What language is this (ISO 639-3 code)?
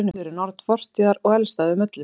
isl